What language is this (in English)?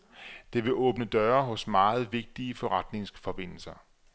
Danish